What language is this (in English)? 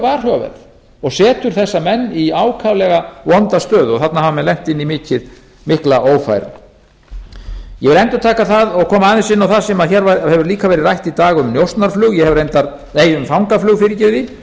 Icelandic